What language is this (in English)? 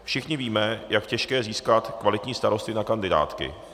Czech